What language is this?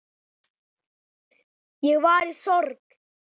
Icelandic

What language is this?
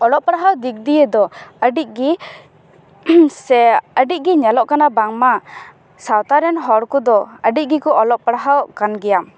Santali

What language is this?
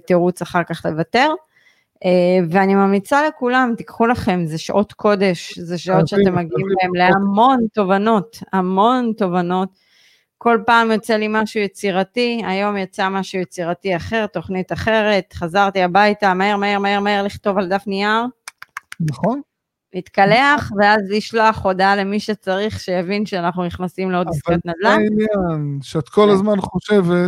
Hebrew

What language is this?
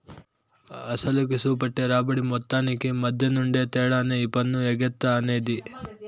Telugu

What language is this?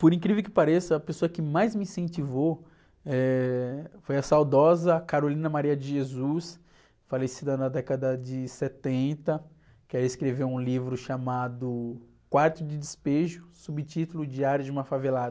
Portuguese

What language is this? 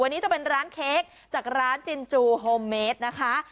Thai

